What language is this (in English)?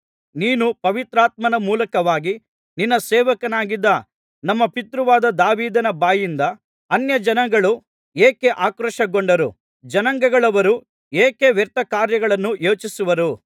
Kannada